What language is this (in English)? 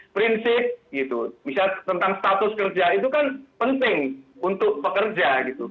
Indonesian